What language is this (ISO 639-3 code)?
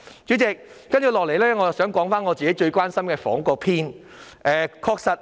yue